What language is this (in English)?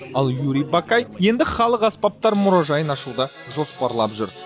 Kazakh